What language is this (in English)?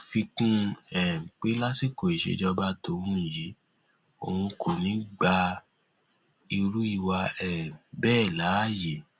Yoruba